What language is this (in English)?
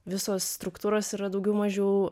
Lithuanian